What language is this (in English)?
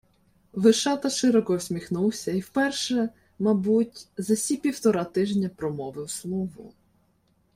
Ukrainian